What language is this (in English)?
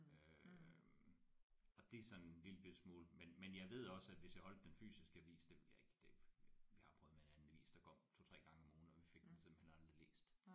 Danish